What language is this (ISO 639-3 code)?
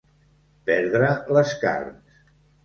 cat